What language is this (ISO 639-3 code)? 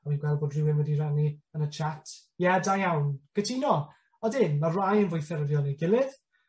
cym